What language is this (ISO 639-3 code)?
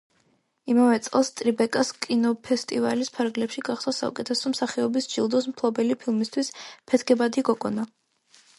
kat